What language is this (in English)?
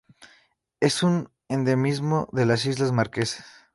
Spanish